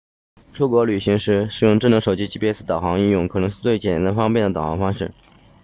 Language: Chinese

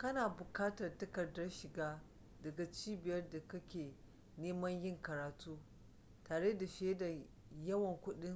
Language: Hausa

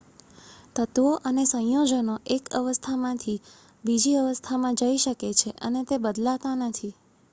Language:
Gujarati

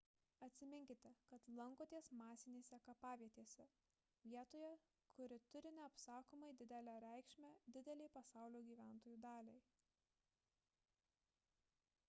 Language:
Lithuanian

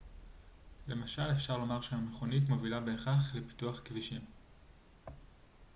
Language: Hebrew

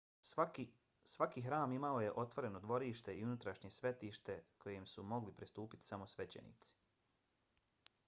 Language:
Bosnian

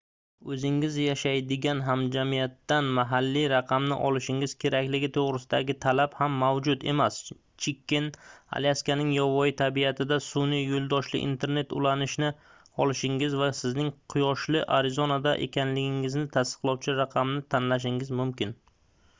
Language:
Uzbek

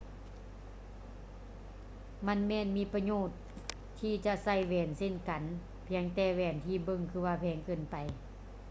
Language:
Lao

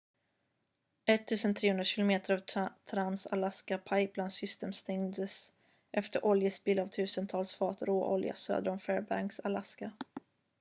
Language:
Swedish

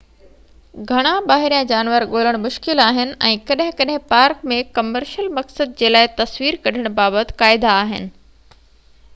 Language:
Sindhi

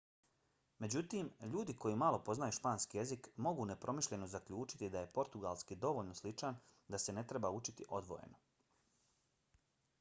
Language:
Bosnian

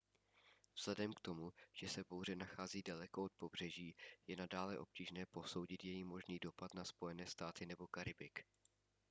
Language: Czech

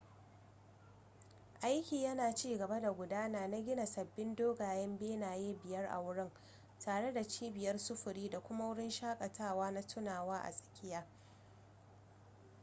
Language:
Hausa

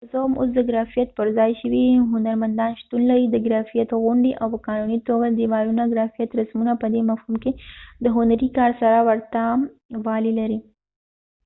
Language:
Pashto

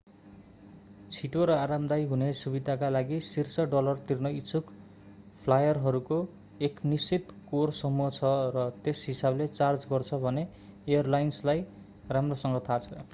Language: Nepali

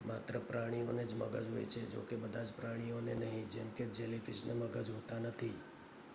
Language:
Gujarati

